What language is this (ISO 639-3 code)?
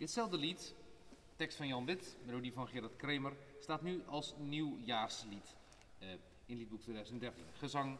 nld